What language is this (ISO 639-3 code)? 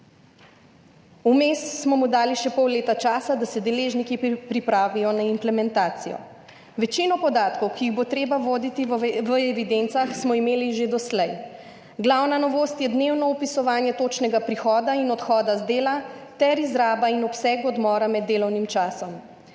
slv